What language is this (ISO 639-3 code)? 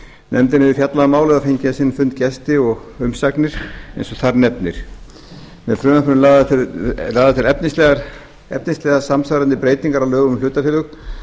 isl